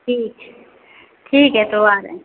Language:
Hindi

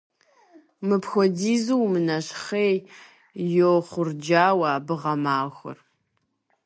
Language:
Kabardian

